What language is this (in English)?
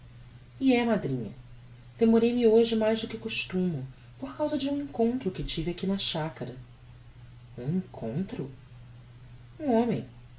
Portuguese